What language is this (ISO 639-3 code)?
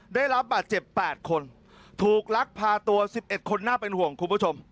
tha